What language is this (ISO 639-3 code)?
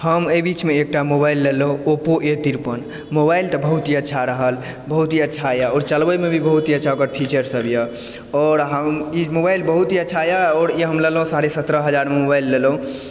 mai